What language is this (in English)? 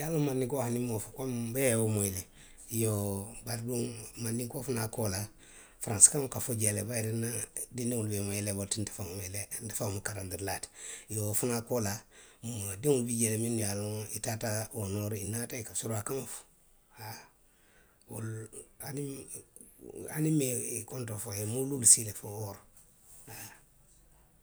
Western Maninkakan